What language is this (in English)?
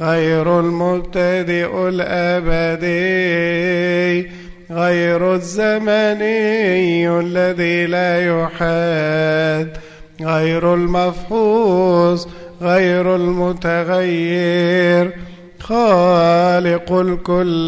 Arabic